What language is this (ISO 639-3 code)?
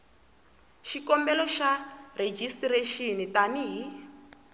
tso